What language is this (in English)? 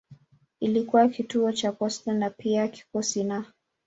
Swahili